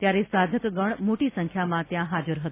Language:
Gujarati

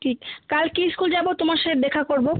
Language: Bangla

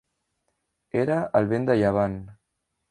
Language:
Catalan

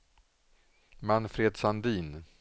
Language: Swedish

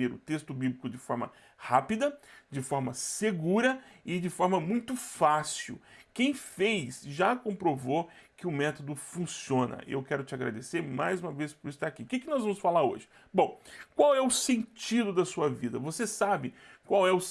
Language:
Portuguese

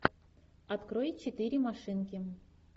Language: Russian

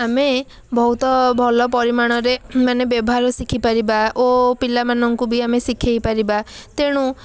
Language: Odia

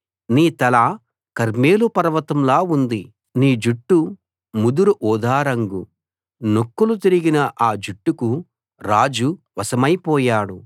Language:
Telugu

